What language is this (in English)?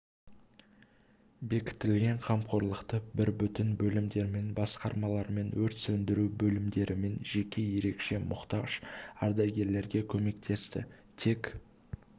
Kazakh